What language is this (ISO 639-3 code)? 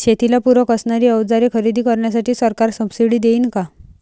mar